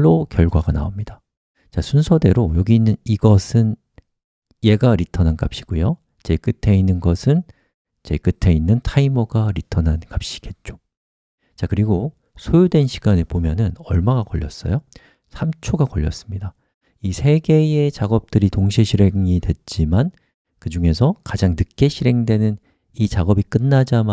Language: Korean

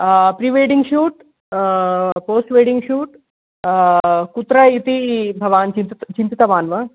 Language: Sanskrit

